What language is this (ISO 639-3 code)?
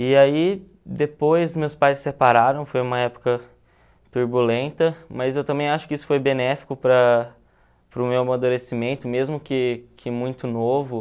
por